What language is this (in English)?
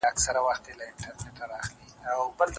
Pashto